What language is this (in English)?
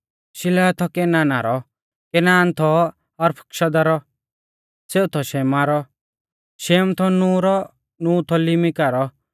Mahasu Pahari